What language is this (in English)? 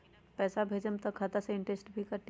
Magahi